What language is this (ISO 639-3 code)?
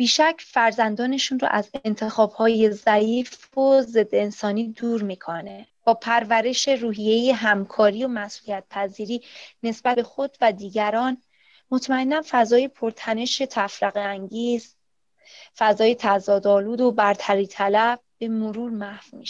fas